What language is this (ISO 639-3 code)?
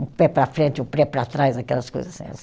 por